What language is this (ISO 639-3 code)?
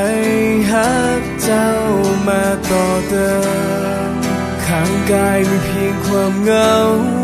tha